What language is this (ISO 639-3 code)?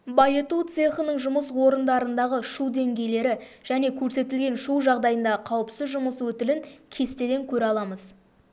kaz